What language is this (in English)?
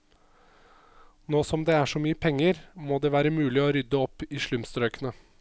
Norwegian